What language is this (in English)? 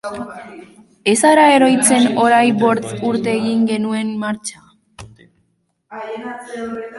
Basque